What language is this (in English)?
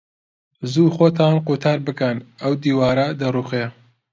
Central Kurdish